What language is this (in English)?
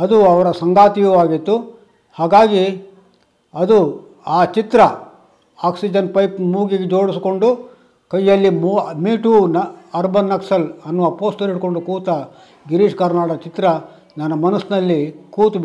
Kannada